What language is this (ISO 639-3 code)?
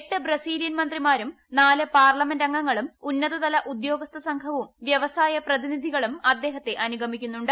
mal